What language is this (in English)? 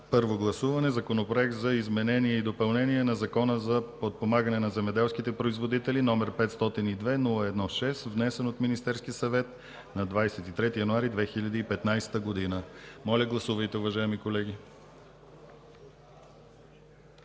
Bulgarian